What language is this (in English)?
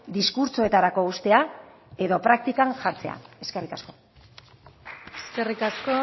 Basque